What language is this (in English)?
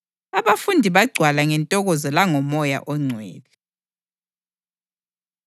North Ndebele